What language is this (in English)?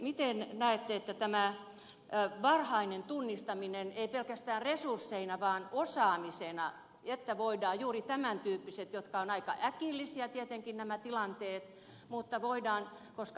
Finnish